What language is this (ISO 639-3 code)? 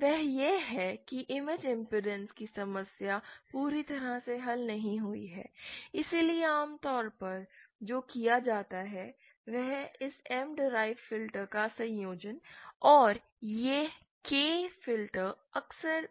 hin